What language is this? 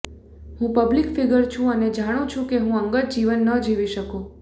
Gujarati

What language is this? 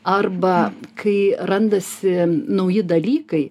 Lithuanian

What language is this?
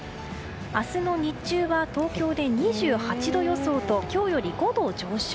Japanese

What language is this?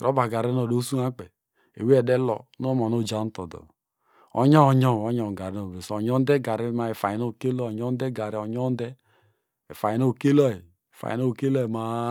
Degema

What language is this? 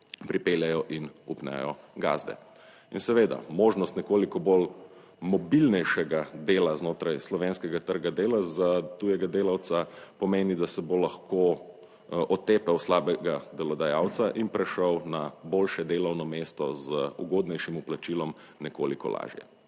Slovenian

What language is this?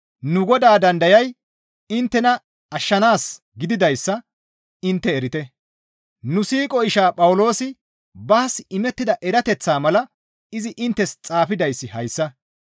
Gamo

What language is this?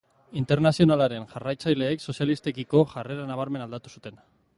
Basque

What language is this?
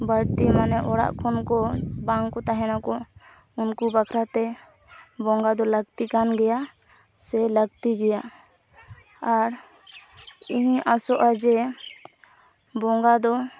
Santali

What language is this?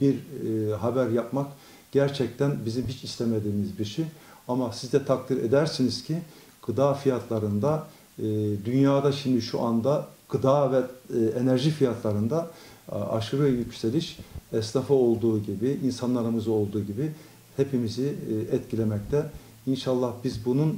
Turkish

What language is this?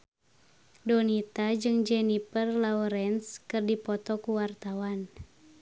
Sundanese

